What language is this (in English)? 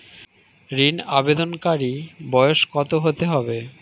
Bangla